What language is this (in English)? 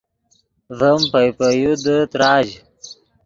Yidgha